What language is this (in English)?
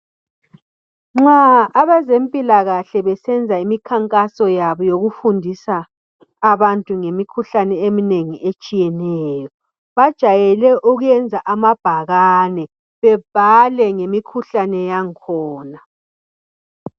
North Ndebele